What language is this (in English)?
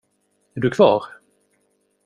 Swedish